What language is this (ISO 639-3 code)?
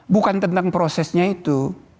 ind